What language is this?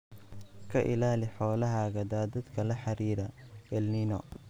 Somali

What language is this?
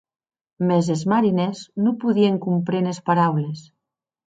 Occitan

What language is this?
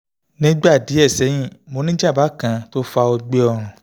Yoruba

